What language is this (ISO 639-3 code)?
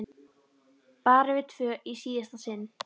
isl